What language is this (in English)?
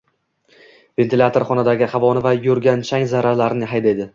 Uzbek